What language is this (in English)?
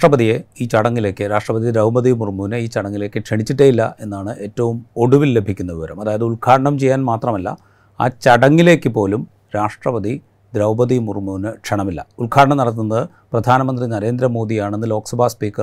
Malayalam